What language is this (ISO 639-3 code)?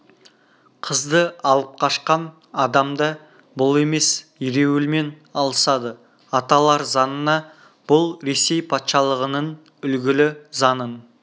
kaz